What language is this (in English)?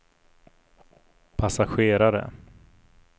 Swedish